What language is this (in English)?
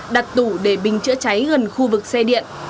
Vietnamese